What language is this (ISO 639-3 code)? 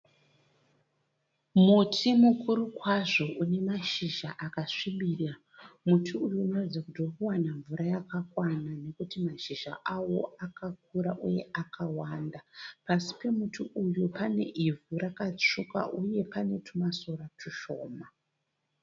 sna